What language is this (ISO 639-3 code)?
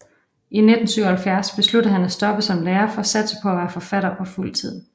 dan